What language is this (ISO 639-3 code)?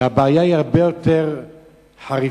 heb